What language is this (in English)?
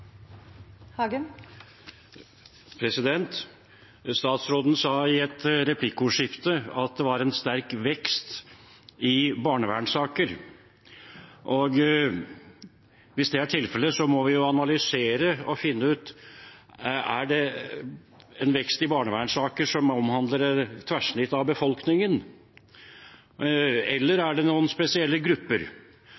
Norwegian